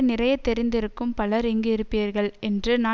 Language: Tamil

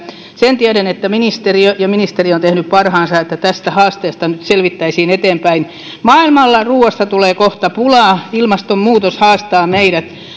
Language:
Finnish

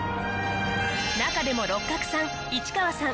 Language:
Japanese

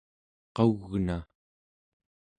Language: Central Yupik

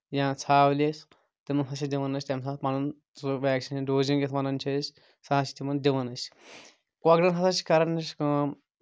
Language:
Kashmiri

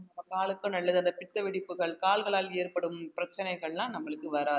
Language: Tamil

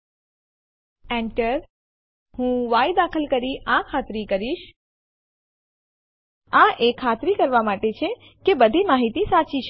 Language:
Gujarati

